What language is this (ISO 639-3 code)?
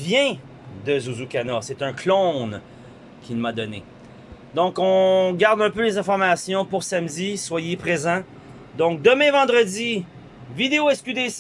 fra